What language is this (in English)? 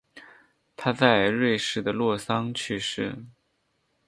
Chinese